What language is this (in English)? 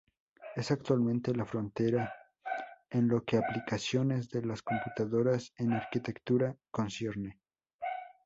Spanish